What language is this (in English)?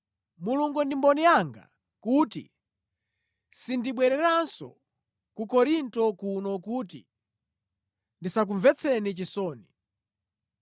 Nyanja